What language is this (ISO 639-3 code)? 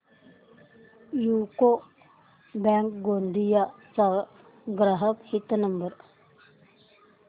mar